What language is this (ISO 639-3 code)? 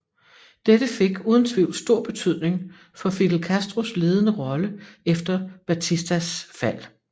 dan